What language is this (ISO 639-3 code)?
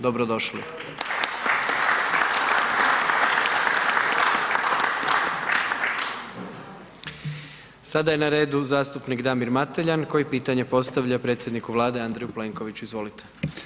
hrv